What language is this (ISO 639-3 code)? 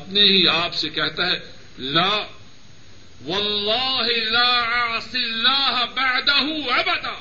urd